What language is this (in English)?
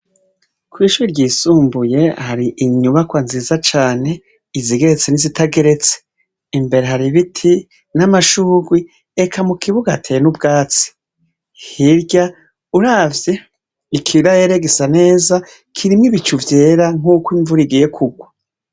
Rundi